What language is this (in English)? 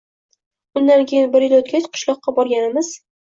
Uzbek